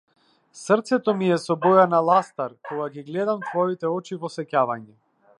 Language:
Macedonian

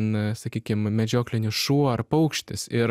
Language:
Lithuanian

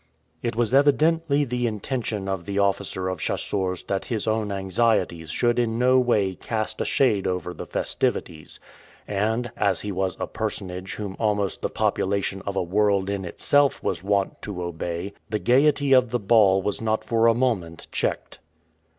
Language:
English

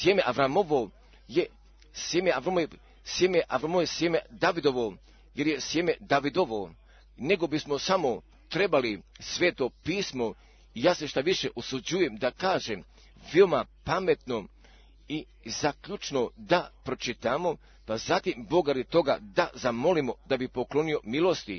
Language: Croatian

